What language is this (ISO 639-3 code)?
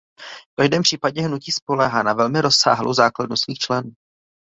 ces